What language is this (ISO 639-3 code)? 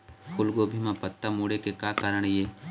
hne